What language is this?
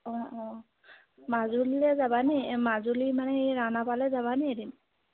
Assamese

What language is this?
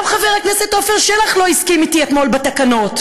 Hebrew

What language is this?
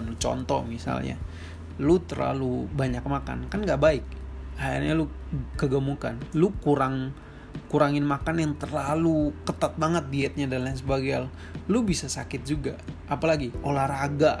Indonesian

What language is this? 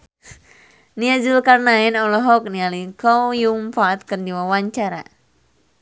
Sundanese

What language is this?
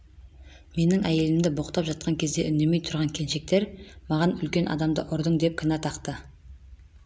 Kazakh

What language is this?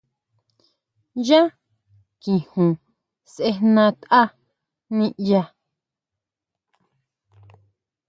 Huautla Mazatec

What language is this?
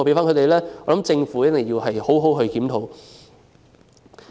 Cantonese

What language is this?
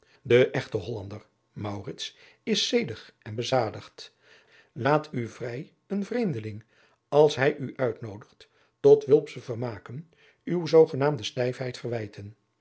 Dutch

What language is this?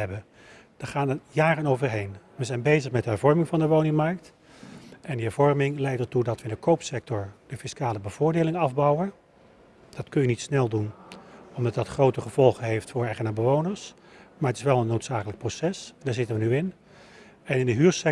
Dutch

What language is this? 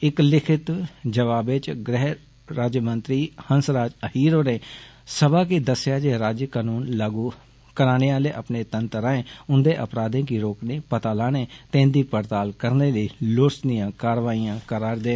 Dogri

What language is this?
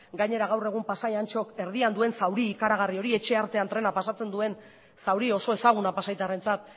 Basque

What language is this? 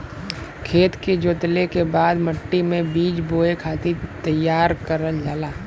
Bhojpuri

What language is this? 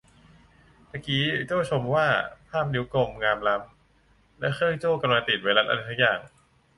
Thai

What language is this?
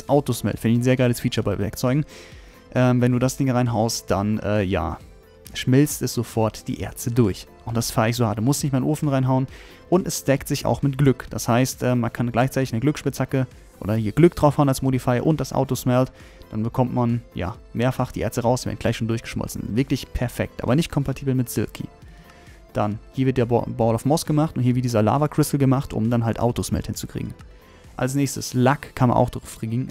German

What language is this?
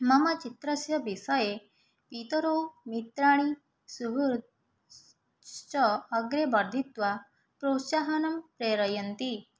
Sanskrit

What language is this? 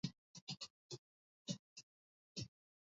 Swahili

